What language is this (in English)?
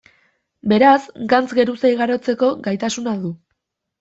Basque